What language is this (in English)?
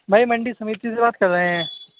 Urdu